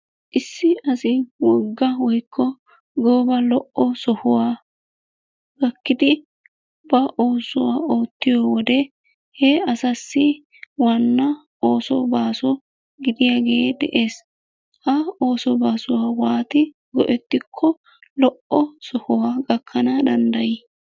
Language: Wolaytta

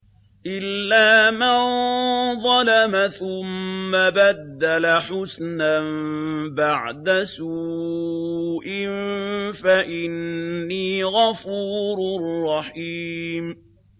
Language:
Arabic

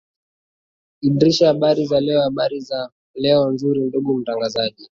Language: Swahili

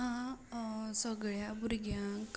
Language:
Konkani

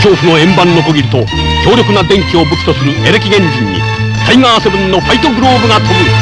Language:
Japanese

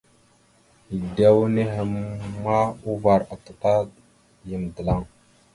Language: Mada (Cameroon)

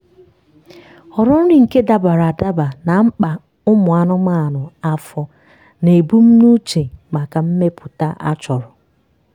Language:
Igbo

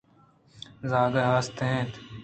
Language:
Eastern Balochi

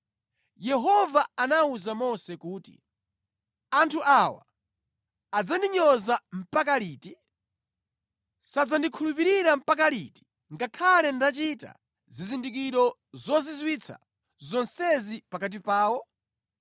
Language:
Nyanja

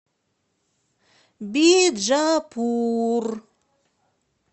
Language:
Russian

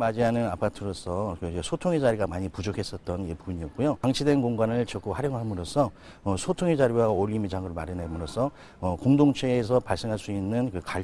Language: Korean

